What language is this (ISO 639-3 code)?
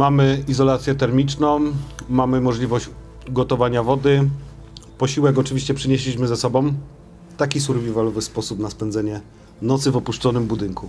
pol